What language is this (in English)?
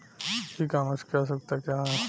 Bhojpuri